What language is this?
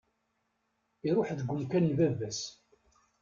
Kabyle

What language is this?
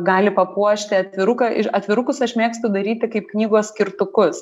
Lithuanian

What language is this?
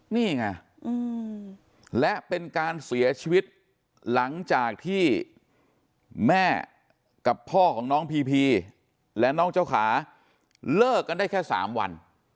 Thai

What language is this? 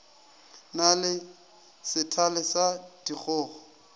Northern Sotho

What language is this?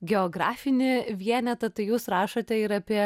Lithuanian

